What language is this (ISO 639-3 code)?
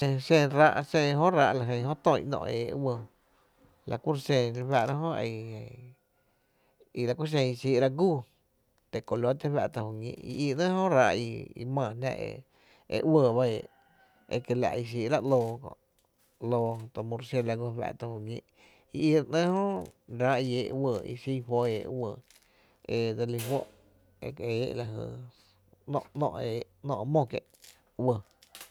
cte